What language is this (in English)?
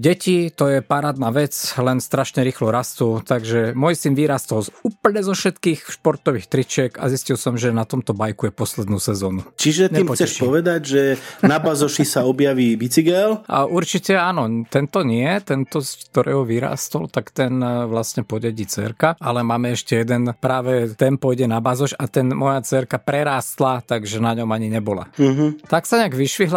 Slovak